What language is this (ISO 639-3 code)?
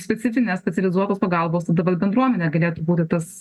lit